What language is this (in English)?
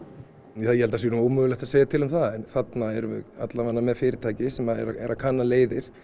Icelandic